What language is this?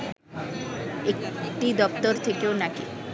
Bangla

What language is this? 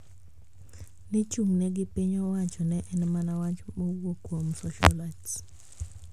Luo (Kenya and Tanzania)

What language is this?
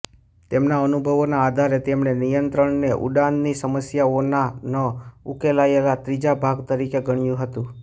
Gujarati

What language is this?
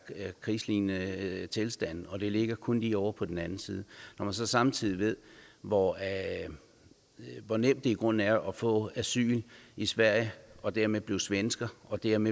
Danish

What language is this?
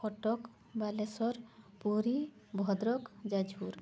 Odia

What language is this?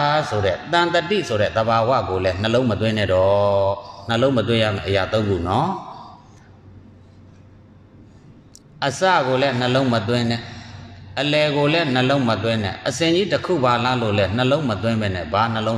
Indonesian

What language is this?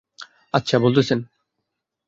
Bangla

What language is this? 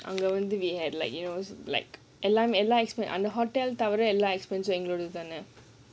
English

